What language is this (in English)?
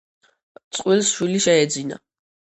Georgian